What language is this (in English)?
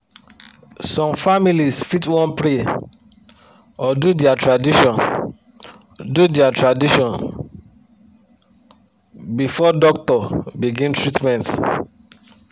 Nigerian Pidgin